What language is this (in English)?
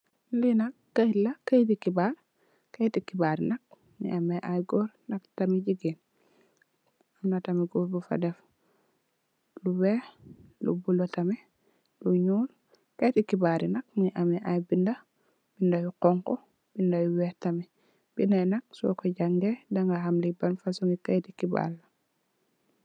Wolof